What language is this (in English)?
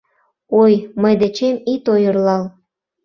Mari